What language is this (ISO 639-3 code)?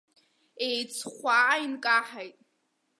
abk